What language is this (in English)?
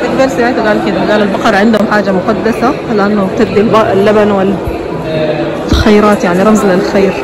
Arabic